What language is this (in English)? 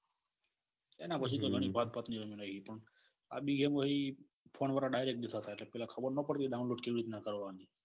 Gujarati